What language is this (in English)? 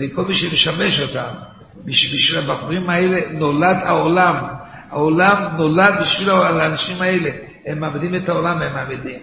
Hebrew